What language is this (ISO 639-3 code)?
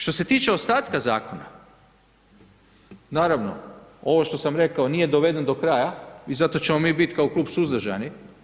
hrv